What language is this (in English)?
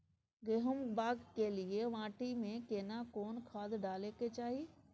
Maithili